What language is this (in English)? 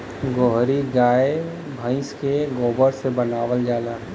Bhojpuri